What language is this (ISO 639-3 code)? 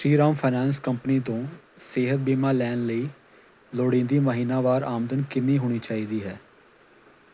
pan